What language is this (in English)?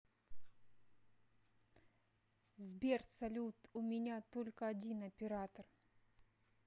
Russian